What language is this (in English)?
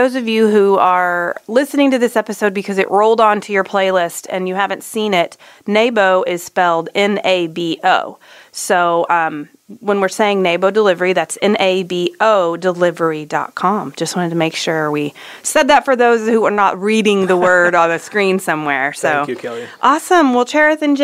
English